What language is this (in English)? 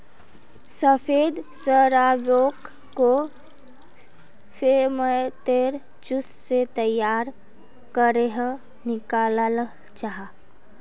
Magahi